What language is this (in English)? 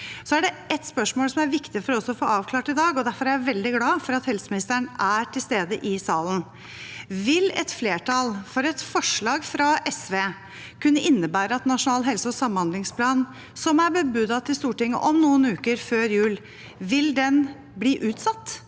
Norwegian